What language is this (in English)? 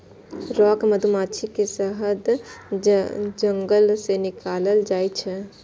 Maithili